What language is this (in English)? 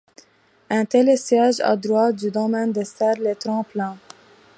French